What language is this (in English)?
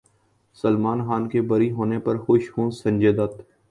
Urdu